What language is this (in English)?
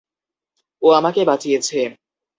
Bangla